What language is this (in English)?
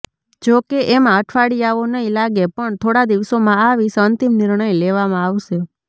Gujarati